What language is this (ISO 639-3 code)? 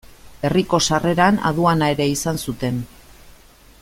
eus